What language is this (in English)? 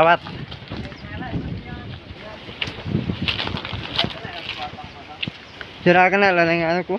Indonesian